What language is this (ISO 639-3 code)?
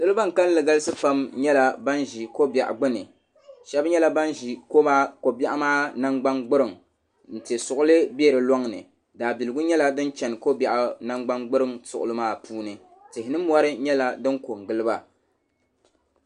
dag